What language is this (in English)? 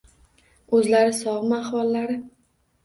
Uzbek